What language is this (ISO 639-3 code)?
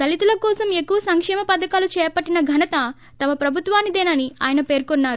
tel